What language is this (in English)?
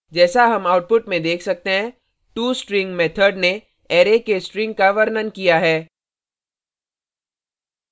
Hindi